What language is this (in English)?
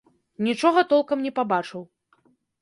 Belarusian